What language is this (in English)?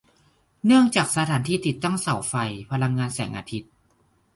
Thai